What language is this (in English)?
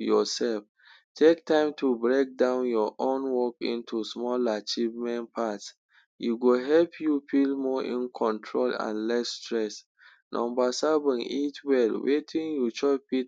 Nigerian Pidgin